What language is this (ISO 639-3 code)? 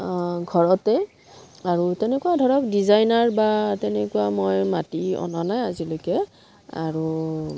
asm